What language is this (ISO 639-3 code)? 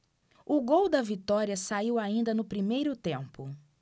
por